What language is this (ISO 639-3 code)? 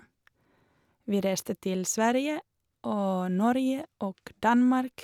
nor